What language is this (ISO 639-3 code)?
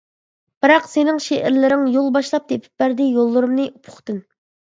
uig